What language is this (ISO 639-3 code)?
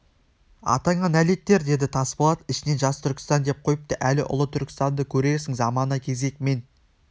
kaz